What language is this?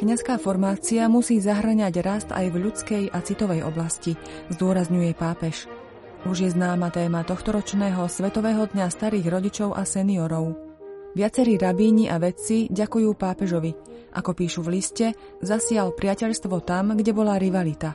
Slovak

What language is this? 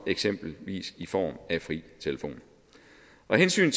Danish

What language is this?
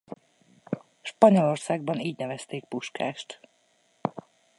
Hungarian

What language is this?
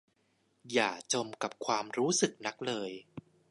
Thai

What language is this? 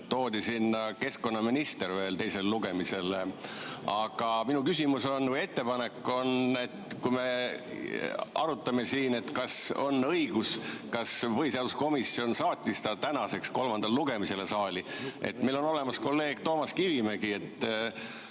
Estonian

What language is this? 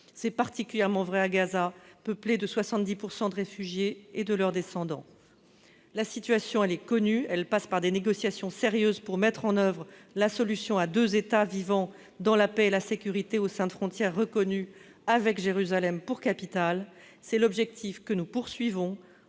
French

